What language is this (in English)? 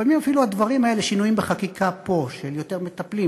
Hebrew